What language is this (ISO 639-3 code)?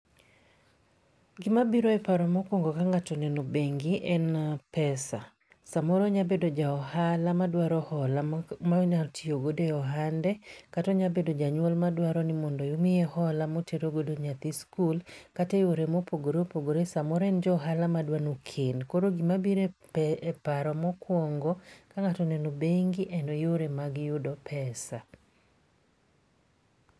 luo